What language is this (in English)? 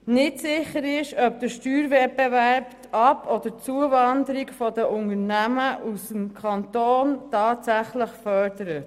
Swiss German